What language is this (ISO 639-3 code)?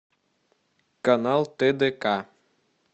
rus